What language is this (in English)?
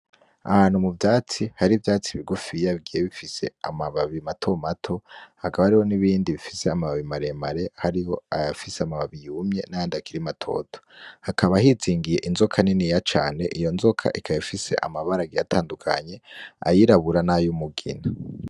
Rundi